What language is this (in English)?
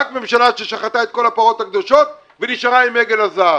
Hebrew